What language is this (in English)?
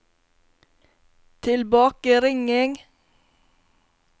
Norwegian